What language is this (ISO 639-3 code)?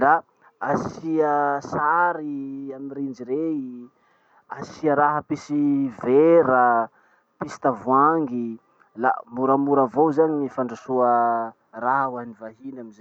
msh